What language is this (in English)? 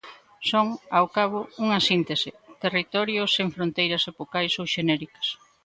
Galician